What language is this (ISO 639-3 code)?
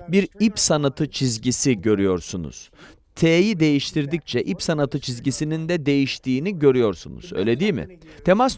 tur